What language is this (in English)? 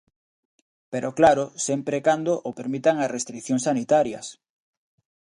Galician